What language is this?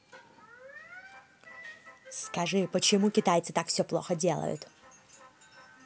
Russian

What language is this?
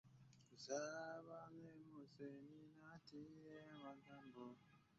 Ganda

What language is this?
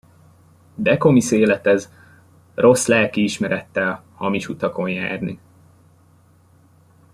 Hungarian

